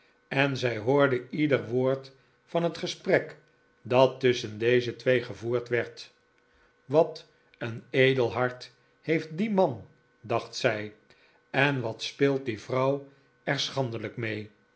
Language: Dutch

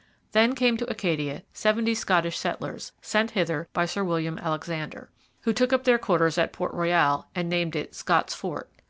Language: English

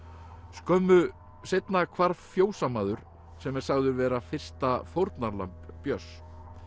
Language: Icelandic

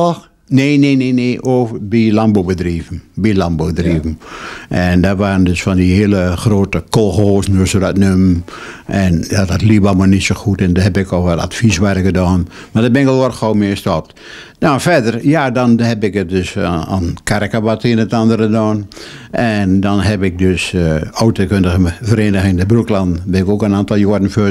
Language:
Dutch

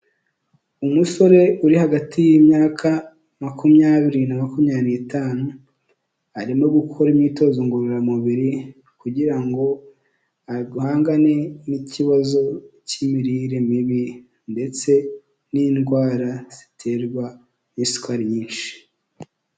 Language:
Kinyarwanda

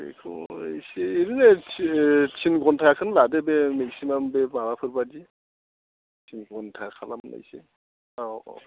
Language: Bodo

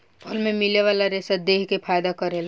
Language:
Bhojpuri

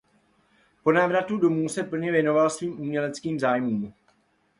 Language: Czech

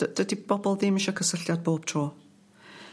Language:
Welsh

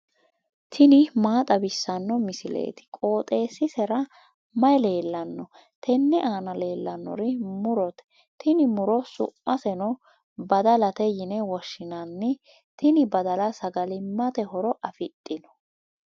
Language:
Sidamo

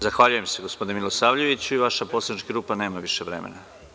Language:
Serbian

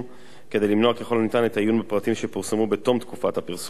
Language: Hebrew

